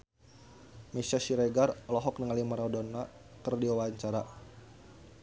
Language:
Sundanese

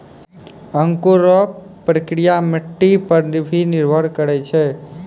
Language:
Maithili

